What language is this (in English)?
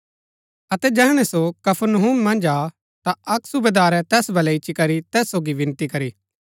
Gaddi